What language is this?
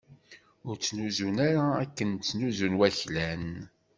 Kabyle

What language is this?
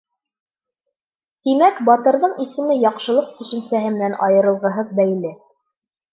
Bashkir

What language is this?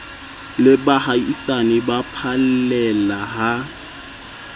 Southern Sotho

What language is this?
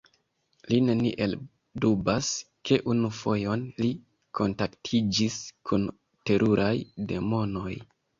Esperanto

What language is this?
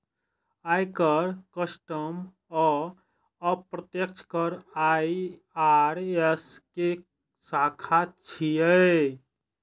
Maithili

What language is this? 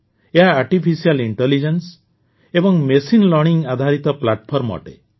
Odia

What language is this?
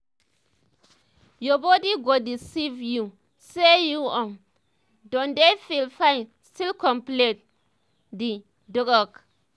Nigerian Pidgin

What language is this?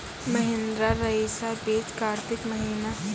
Maithili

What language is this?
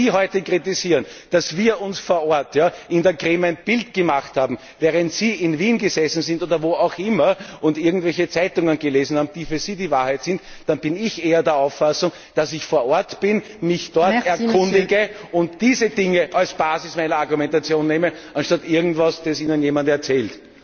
German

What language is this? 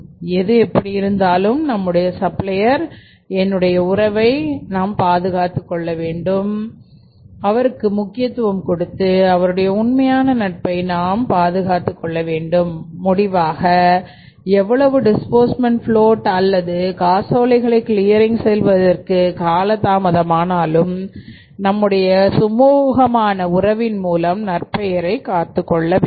Tamil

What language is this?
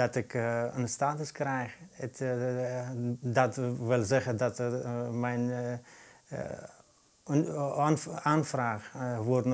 Dutch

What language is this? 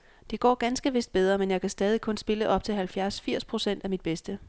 Danish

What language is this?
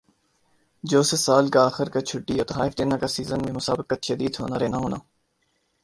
Urdu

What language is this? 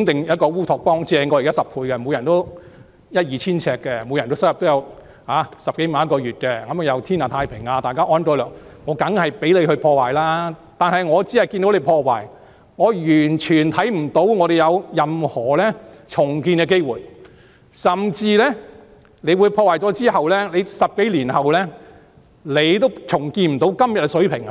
Cantonese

